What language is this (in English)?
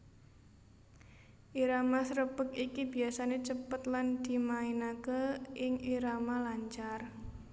Javanese